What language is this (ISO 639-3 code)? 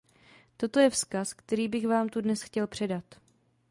ces